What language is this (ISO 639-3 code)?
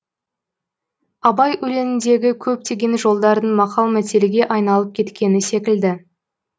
kaz